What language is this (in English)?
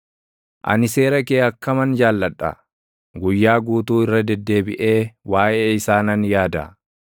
Oromo